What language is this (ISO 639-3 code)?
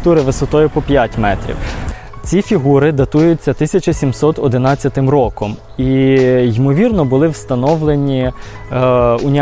ukr